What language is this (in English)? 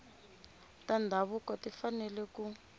Tsonga